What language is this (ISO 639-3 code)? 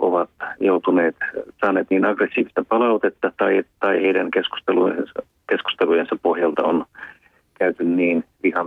fin